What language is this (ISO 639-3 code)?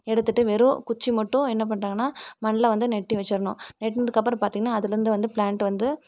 tam